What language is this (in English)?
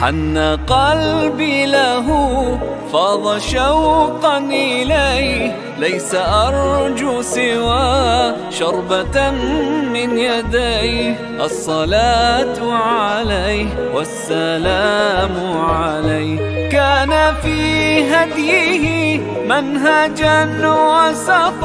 Arabic